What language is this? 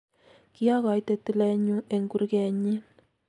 Kalenjin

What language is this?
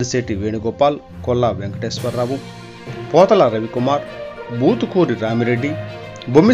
Telugu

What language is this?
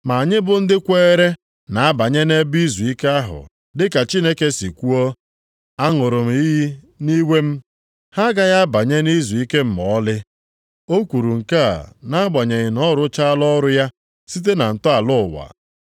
Igbo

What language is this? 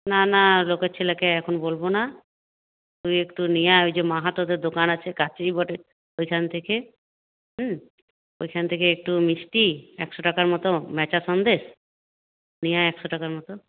Bangla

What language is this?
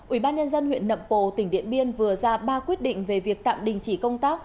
Vietnamese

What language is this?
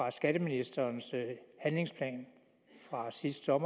Danish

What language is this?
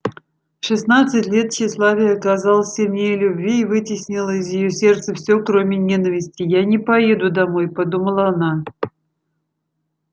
Russian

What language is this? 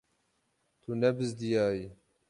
Kurdish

